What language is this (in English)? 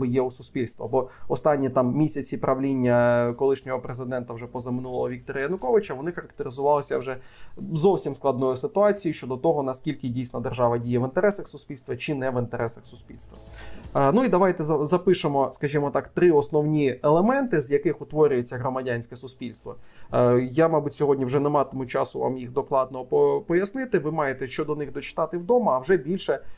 Ukrainian